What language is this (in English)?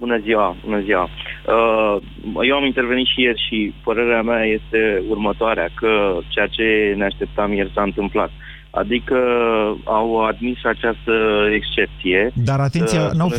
Romanian